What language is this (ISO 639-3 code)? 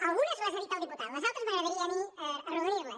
cat